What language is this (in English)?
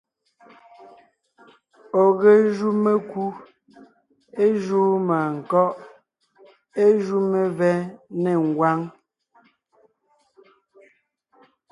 Ngiemboon